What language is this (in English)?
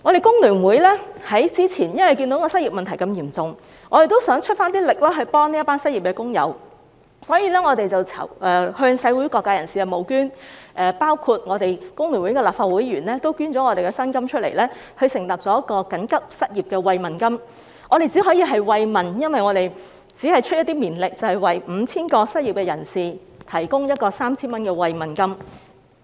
Cantonese